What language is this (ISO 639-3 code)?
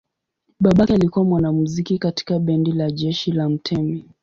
swa